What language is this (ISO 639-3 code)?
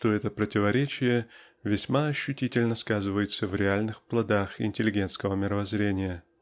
rus